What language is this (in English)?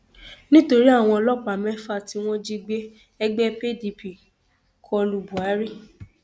Yoruba